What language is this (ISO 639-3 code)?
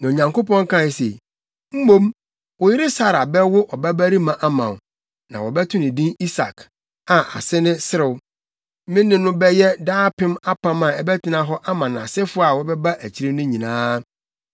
aka